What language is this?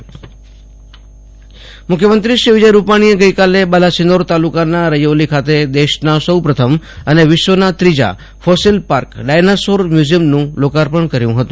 Gujarati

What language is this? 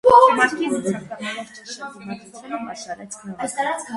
Armenian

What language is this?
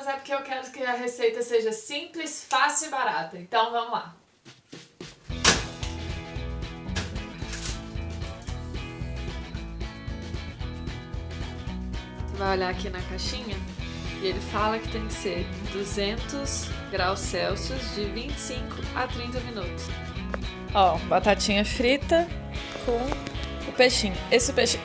Portuguese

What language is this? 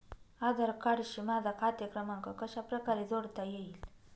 Marathi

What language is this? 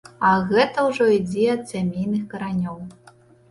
Belarusian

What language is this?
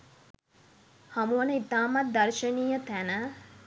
Sinhala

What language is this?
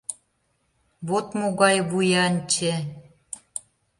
Mari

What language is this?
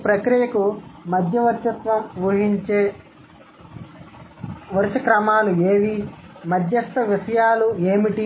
Telugu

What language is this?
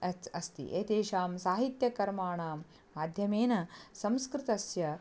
Sanskrit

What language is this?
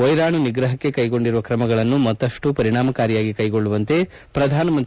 Kannada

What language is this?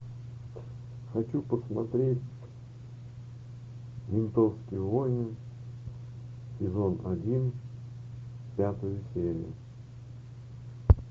Russian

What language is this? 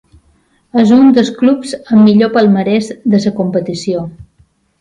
Catalan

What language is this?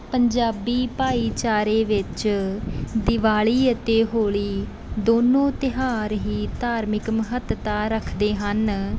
Punjabi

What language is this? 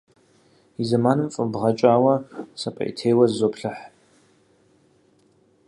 Kabardian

